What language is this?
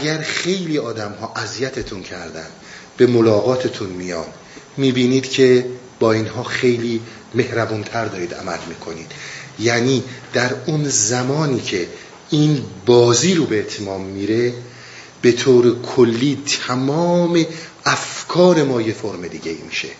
Persian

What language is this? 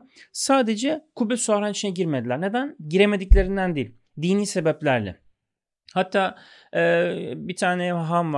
Turkish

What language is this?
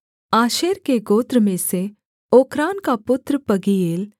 Hindi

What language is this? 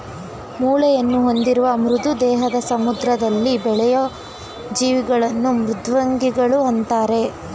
Kannada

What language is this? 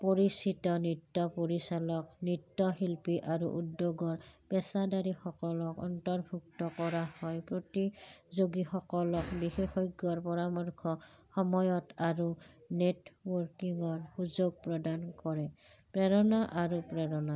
Assamese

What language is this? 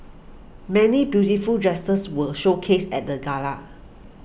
English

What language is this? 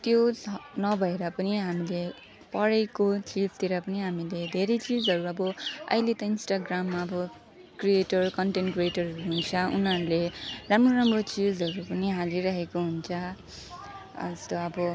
Nepali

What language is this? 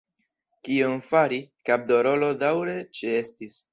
Esperanto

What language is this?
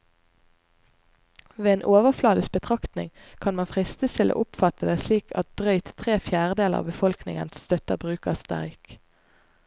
Norwegian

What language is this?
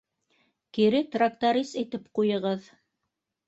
Bashkir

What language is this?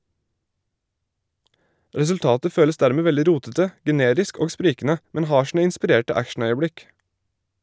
Norwegian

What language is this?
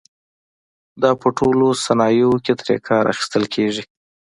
Pashto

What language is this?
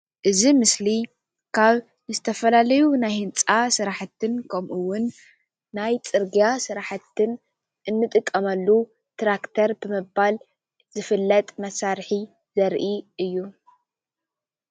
Tigrinya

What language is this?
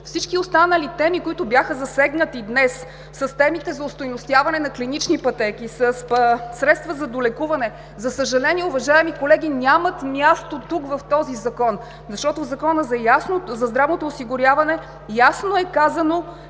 Bulgarian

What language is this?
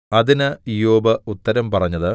Malayalam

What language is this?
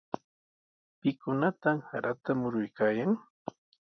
Sihuas Ancash Quechua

